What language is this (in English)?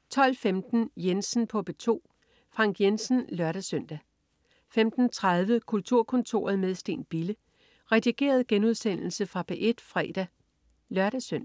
Danish